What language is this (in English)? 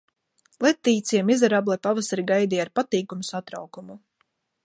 Latvian